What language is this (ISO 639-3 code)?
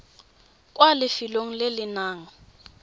tsn